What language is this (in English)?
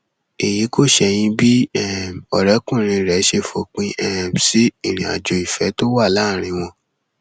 Yoruba